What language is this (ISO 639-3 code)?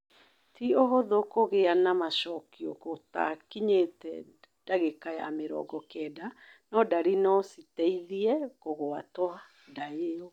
kik